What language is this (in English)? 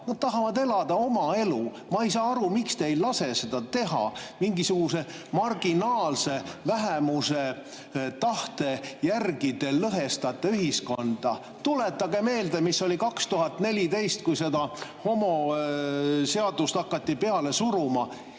Estonian